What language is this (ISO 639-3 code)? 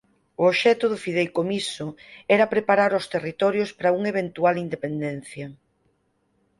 glg